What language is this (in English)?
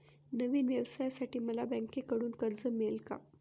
Marathi